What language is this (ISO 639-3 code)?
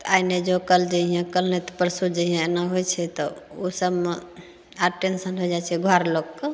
mai